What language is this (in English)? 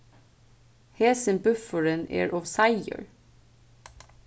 Faroese